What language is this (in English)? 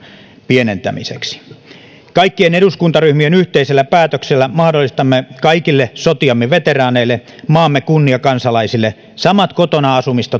Finnish